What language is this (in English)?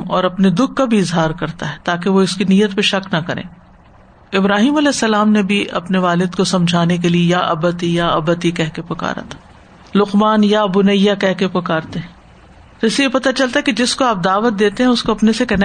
Urdu